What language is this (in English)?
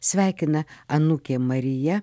Lithuanian